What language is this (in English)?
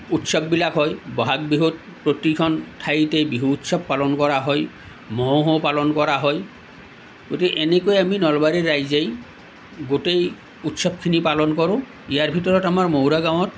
Assamese